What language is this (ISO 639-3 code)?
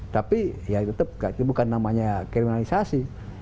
ind